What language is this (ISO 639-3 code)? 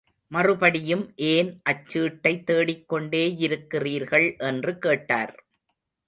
tam